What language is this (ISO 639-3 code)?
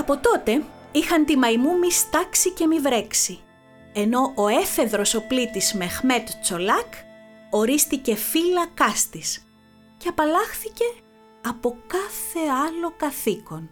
ell